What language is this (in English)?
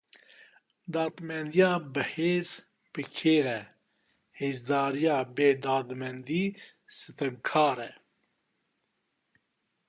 Kurdish